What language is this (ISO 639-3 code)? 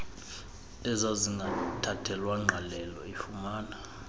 xho